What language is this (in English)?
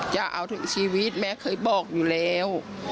Thai